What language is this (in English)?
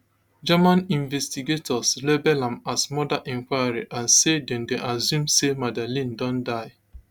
Nigerian Pidgin